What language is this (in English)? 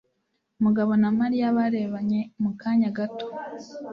Kinyarwanda